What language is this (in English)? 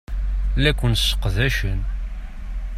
Kabyle